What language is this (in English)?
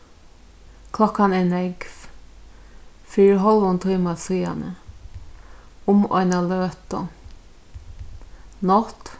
Faroese